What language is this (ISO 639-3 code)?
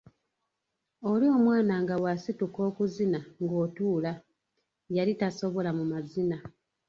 lug